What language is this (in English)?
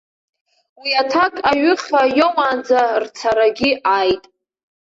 Abkhazian